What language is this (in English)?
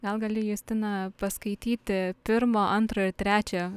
Lithuanian